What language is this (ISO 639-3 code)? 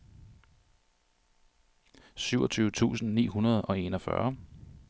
dan